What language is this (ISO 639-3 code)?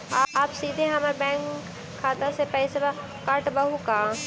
mag